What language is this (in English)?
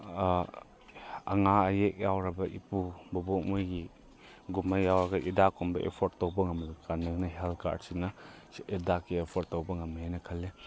Manipuri